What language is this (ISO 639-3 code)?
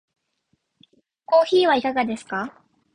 jpn